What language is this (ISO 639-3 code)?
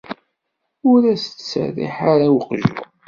kab